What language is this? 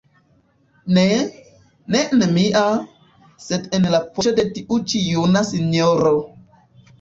Esperanto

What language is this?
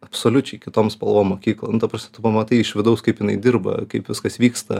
Lithuanian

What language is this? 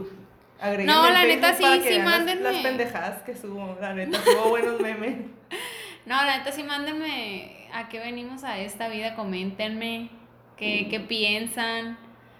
Spanish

